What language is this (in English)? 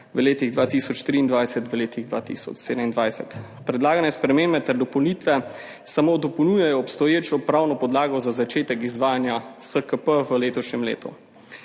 Slovenian